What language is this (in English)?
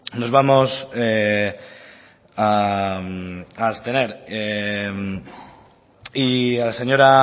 Spanish